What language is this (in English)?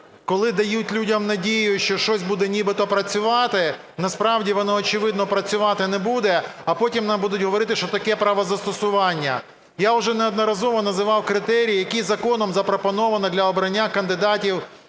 Ukrainian